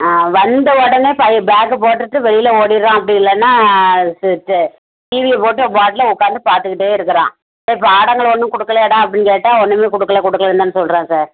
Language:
Tamil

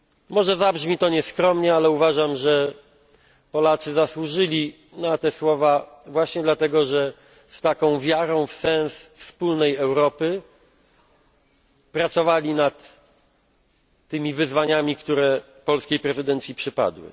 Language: Polish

